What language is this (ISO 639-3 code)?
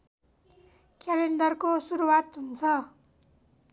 nep